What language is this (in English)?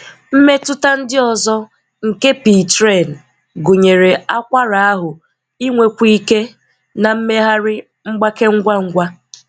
Igbo